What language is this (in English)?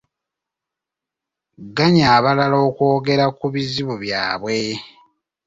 Ganda